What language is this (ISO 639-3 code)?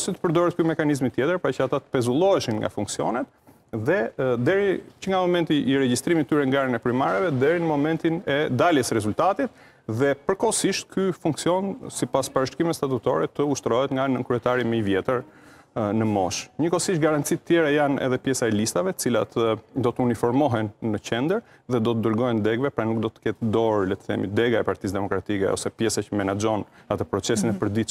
ron